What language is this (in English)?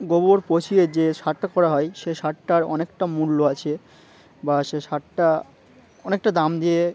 Bangla